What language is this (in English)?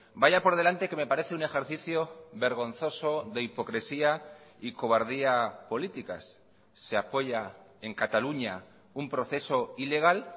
Spanish